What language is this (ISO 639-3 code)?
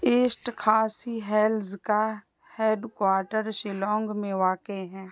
urd